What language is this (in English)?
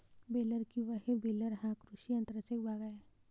Marathi